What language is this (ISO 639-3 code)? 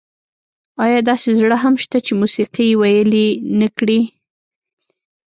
pus